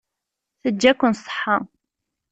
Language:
Kabyle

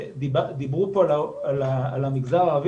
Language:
Hebrew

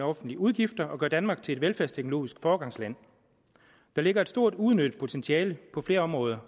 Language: Danish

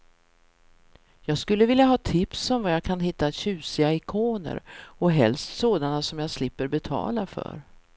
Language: Swedish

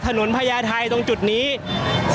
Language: Thai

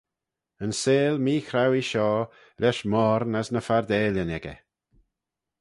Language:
Manx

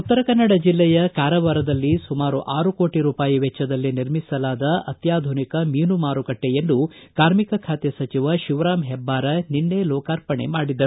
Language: Kannada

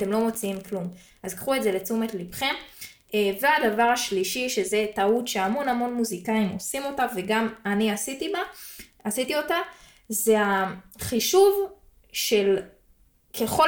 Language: Hebrew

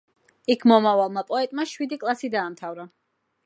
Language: Georgian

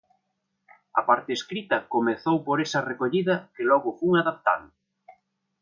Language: Galician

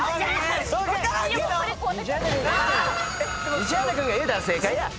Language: Japanese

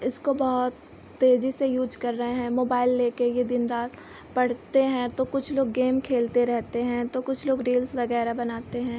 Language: Hindi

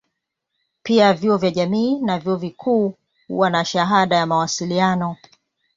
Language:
Swahili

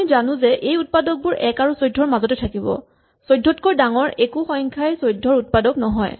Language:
Assamese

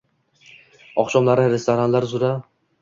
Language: Uzbek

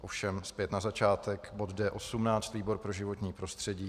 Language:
Czech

